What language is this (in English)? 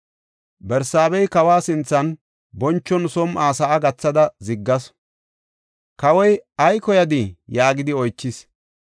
Gofa